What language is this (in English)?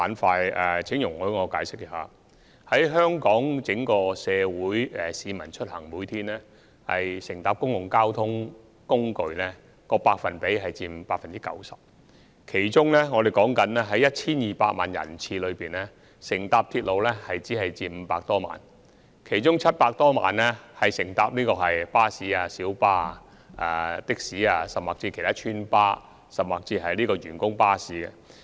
Cantonese